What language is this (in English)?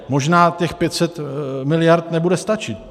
Czech